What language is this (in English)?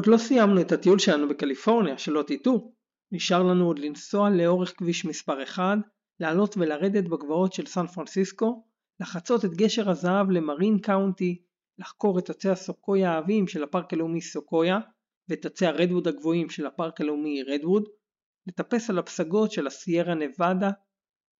Hebrew